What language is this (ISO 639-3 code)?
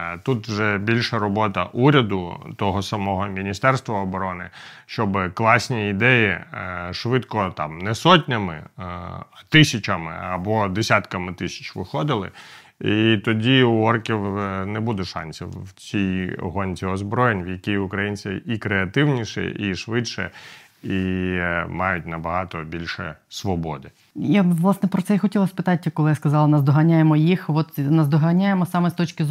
ukr